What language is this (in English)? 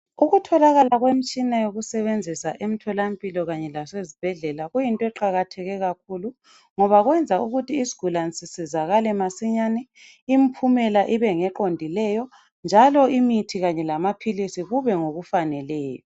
North Ndebele